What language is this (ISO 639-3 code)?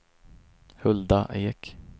swe